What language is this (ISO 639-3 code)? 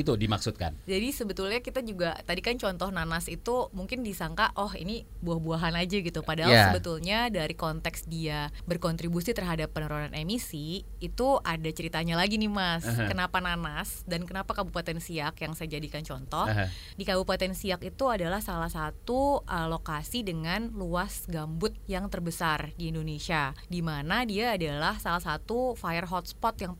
ind